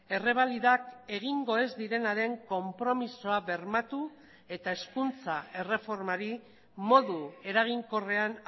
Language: Basque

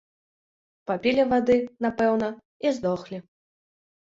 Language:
Belarusian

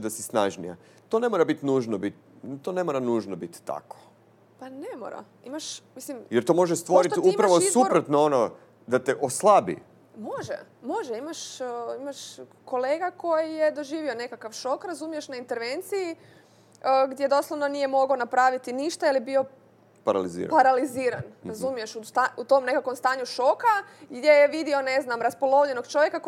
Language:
Croatian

